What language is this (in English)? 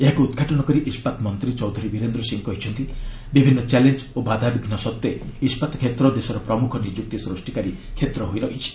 Odia